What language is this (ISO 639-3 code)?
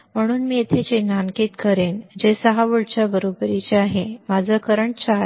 mar